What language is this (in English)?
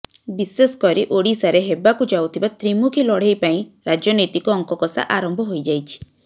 Odia